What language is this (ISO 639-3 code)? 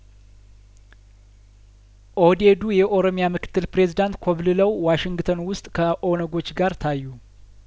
amh